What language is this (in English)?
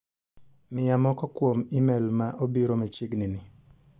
Luo (Kenya and Tanzania)